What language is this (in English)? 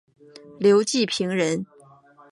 Chinese